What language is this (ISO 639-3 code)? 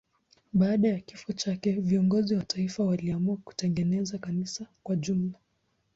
swa